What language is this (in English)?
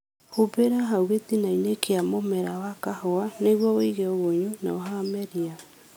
Kikuyu